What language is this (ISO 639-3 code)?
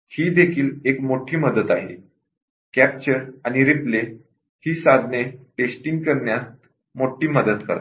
mar